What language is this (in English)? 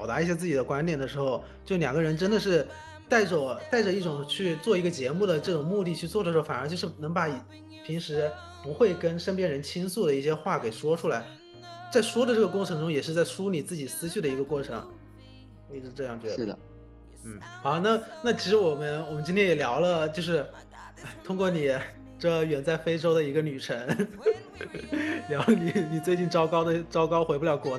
Chinese